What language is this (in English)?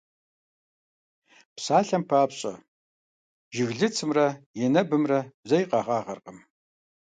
Kabardian